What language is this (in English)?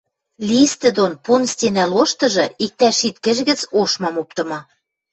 Western Mari